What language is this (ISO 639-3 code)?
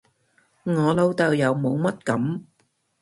yue